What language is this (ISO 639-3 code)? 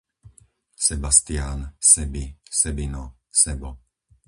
slk